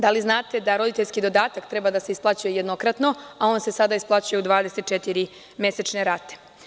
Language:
Serbian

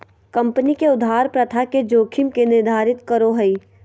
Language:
Magahi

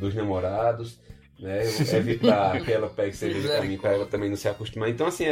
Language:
Portuguese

